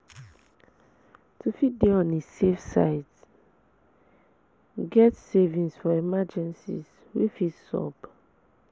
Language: Nigerian Pidgin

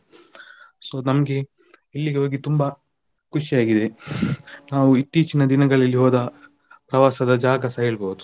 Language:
Kannada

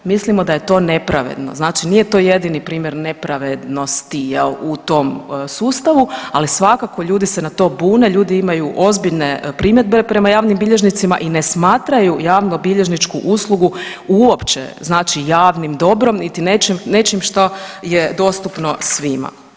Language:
Croatian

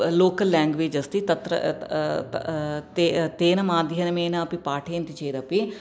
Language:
Sanskrit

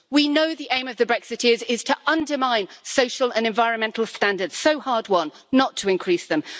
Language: English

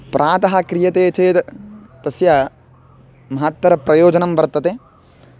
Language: Sanskrit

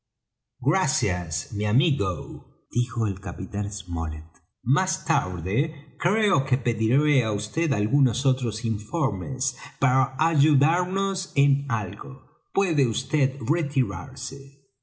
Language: Spanish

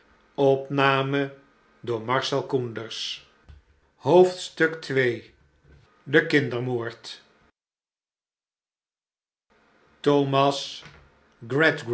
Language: Dutch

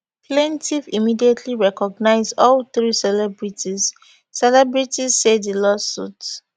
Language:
Nigerian Pidgin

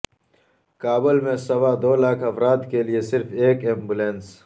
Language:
Urdu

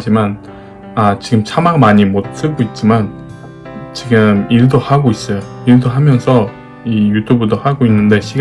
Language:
Korean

